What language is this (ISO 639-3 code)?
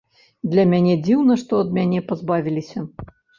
bel